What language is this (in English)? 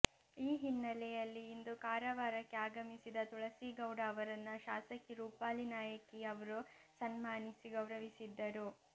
Kannada